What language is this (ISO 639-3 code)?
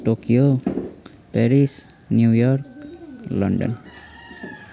nep